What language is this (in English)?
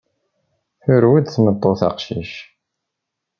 Kabyle